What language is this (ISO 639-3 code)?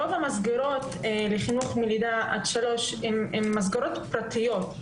heb